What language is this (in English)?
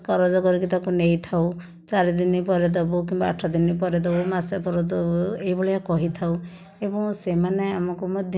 Odia